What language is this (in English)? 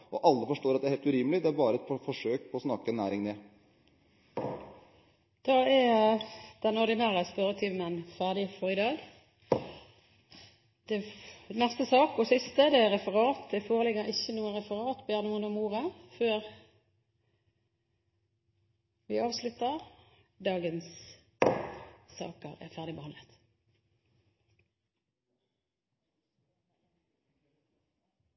Norwegian